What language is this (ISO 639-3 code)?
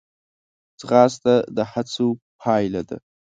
pus